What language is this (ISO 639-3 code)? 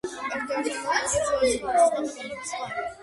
kat